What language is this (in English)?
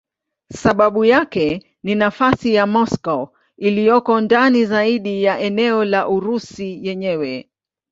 Swahili